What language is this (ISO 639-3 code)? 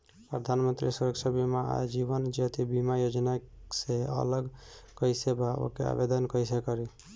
bho